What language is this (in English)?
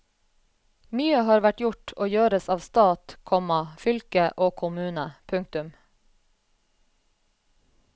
Norwegian